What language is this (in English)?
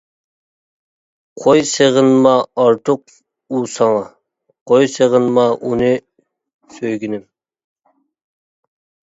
Uyghur